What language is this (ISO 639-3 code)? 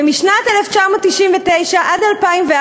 heb